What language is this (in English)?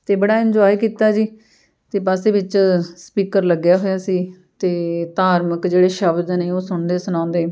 Punjabi